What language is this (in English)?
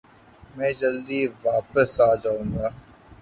Urdu